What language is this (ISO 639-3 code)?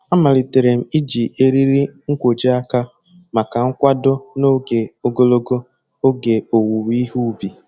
ibo